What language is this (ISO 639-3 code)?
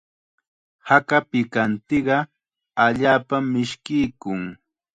qxa